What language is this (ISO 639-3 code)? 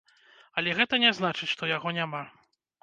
bel